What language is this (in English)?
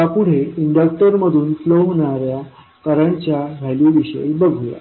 Marathi